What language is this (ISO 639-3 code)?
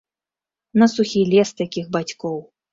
bel